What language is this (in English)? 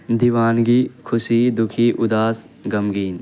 Urdu